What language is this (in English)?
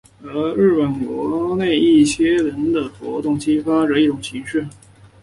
Chinese